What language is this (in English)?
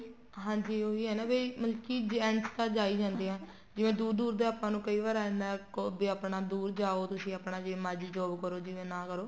Punjabi